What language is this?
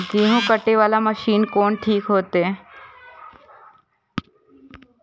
Maithili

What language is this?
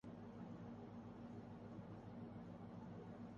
Urdu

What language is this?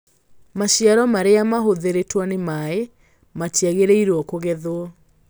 Kikuyu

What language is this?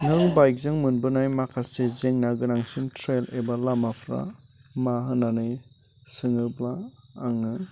Bodo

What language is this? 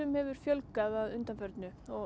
Icelandic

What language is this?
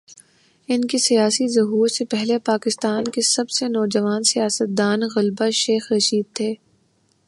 Urdu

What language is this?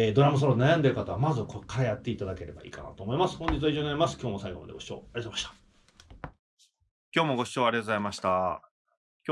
Japanese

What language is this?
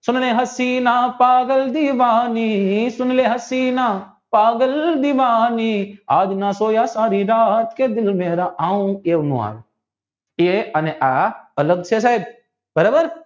Gujarati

